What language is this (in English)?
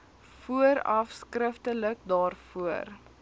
Afrikaans